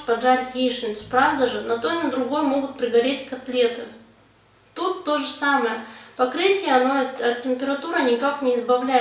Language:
Russian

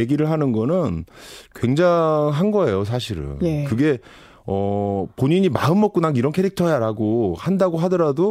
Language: Korean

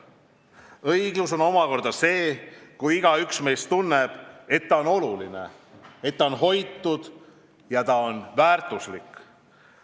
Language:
Estonian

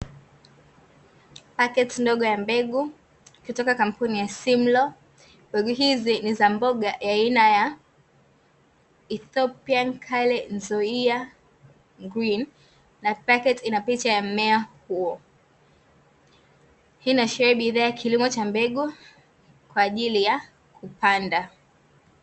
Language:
Swahili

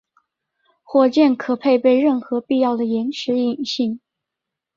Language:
Chinese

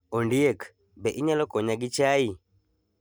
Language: Luo (Kenya and Tanzania)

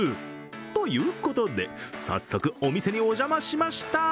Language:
Japanese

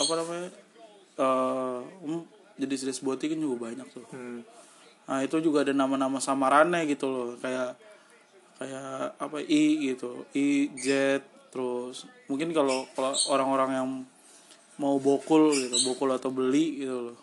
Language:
Indonesian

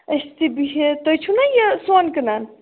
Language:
Kashmiri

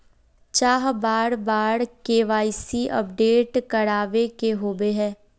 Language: Magahi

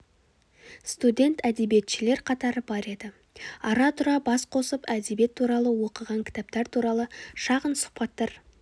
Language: Kazakh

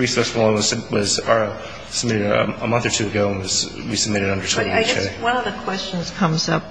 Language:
English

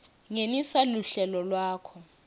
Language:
Swati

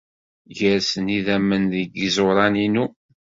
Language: Kabyle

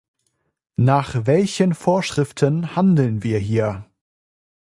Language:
German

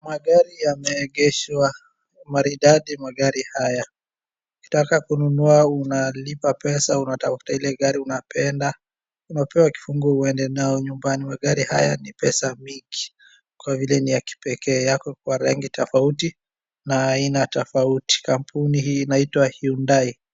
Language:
Swahili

